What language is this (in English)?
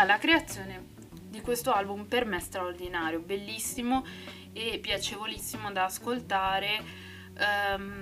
Italian